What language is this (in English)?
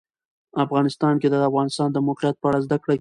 Pashto